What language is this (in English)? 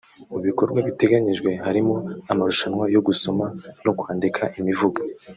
Kinyarwanda